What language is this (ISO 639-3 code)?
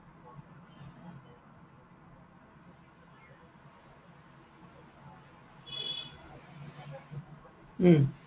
asm